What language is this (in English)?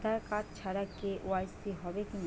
Bangla